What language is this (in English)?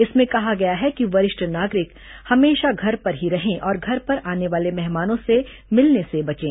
Hindi